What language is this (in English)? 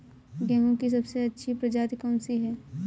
Hindi